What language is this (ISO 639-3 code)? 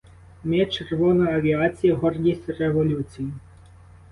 ukr